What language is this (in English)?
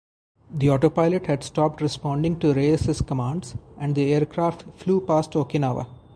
English